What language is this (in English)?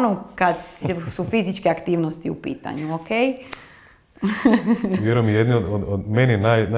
Croatian